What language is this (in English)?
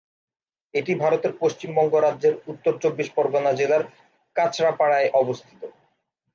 Bangla